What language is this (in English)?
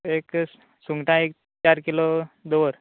Konkani